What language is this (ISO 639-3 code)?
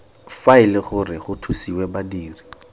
tsn